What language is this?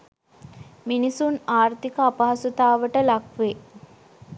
Sinhala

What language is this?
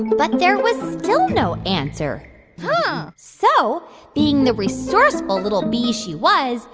English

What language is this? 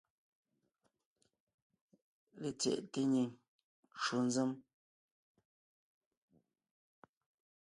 Ngiemboon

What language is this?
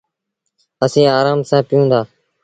Sindhi Bhil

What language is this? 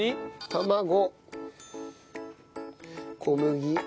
Japanese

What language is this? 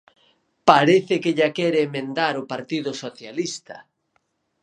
Galician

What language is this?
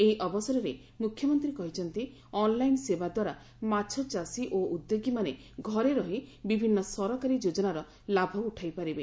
Odia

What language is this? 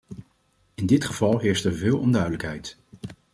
Dutch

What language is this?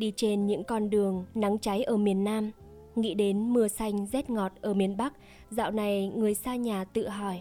Vietnamese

